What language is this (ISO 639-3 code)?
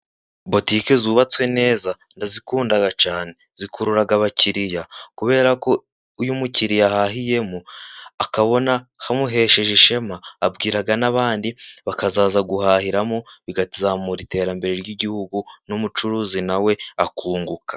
kin